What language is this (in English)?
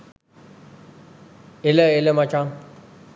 Sinhala